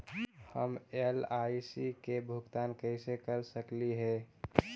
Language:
Magahi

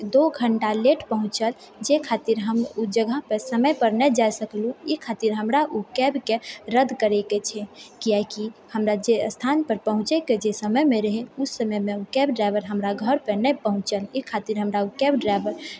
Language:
Maithili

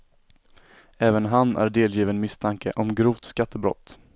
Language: Swedish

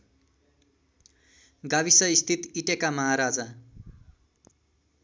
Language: Nepali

